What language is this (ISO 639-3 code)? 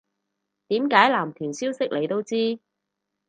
yue